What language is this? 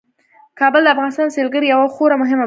Pashto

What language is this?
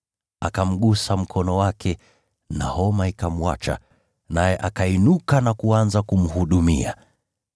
Swahili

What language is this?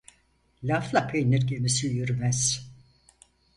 Turkish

